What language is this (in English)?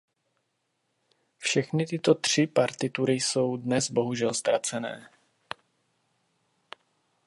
Czech